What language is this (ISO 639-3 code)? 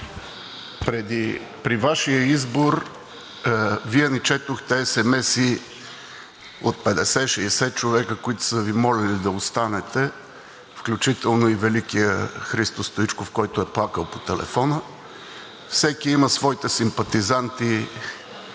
bul